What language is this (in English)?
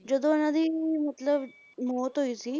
Punjabi